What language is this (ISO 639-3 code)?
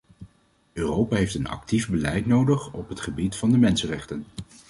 nld